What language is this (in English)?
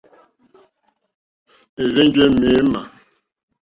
Mokpwe